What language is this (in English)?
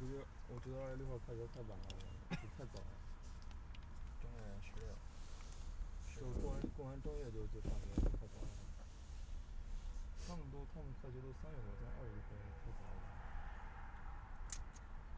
Chinese